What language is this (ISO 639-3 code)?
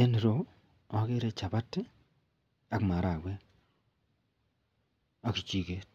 kln